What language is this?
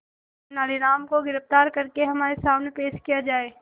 Hindi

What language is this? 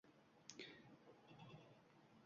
Uzbek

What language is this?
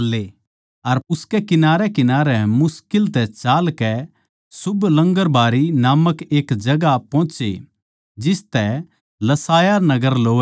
Haryanvi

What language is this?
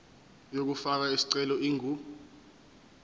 Zulu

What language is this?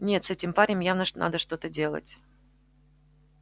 Russian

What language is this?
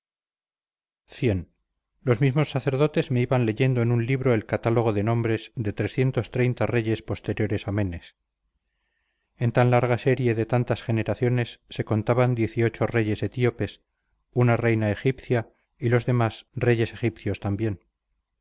Spanish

